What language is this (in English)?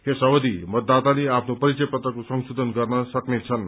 Nepali